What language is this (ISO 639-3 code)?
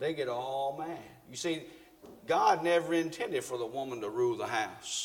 eng